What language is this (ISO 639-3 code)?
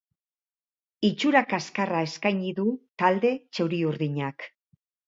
eus